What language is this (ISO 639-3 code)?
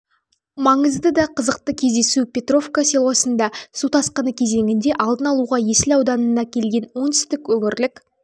kaz